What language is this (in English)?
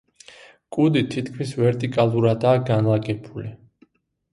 Georgian